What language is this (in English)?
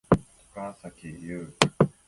Japanese